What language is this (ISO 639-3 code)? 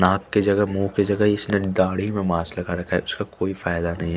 hin